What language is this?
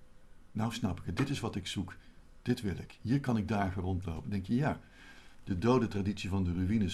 Dutch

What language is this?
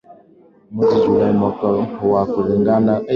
Swahili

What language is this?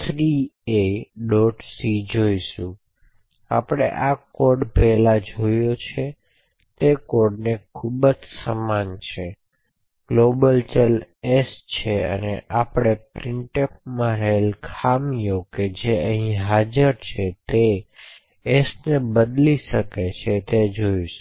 Gujarati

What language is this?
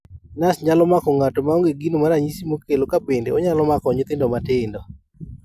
Luo (Kenya and Tanzania)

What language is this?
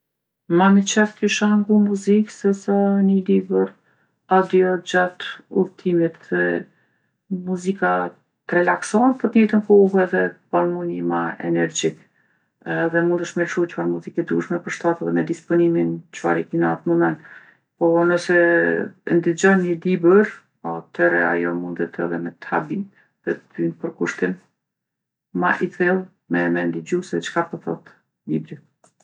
Gheg Albanian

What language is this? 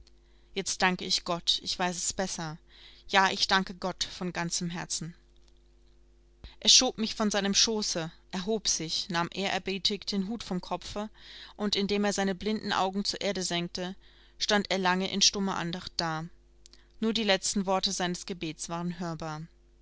German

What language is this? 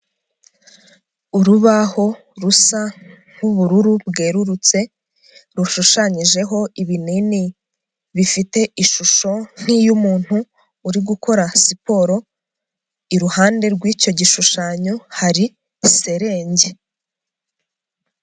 Kinyarwanda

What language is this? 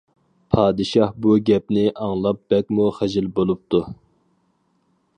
Uyghur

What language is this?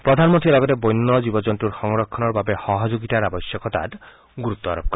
Assamese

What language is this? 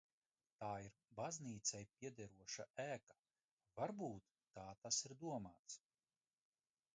Latvian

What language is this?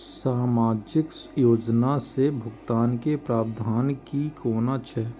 Maithili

